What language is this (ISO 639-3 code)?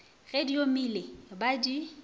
nso